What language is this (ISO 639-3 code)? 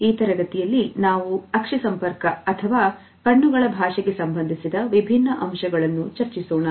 kan